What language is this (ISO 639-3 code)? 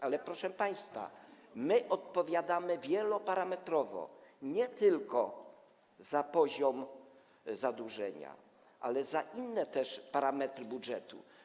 pol